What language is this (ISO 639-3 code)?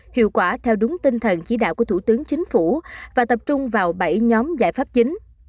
vie